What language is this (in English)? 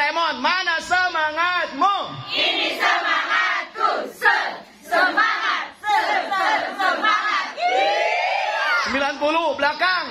Indonesian